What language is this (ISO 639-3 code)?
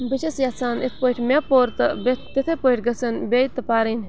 kas